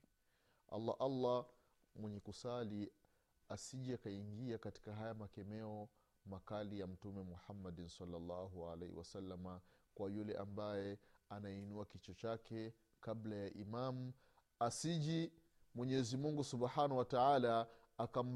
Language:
Swahili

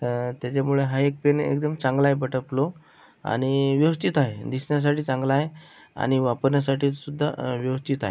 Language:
Marathi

